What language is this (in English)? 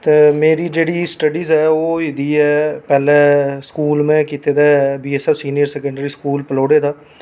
Dogri